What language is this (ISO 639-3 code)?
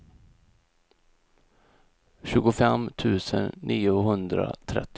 swe